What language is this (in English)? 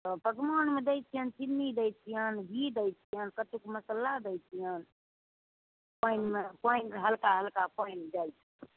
Maithili